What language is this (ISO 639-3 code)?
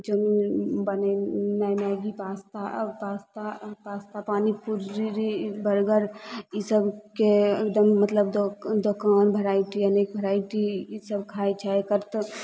mai